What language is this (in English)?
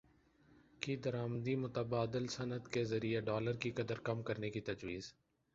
Urdu